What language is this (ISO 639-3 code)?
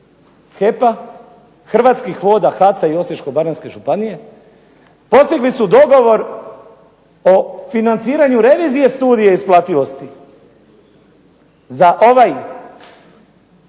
hrv